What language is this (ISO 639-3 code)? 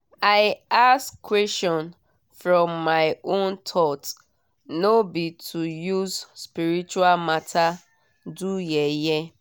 pcm